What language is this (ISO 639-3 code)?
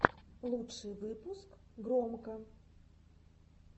rus